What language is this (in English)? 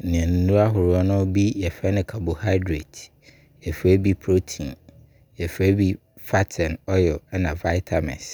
Abron